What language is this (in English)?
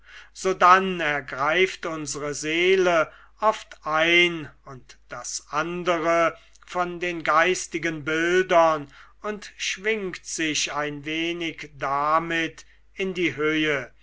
German